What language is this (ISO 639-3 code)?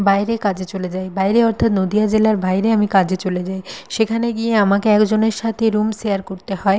ben